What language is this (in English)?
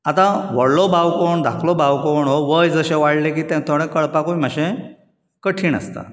Konkani